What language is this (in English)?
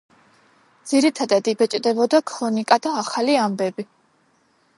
Georgian